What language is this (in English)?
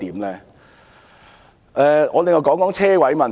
Cantonese